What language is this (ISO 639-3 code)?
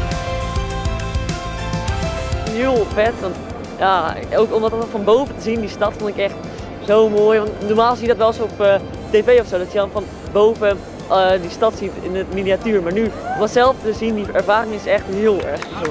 nld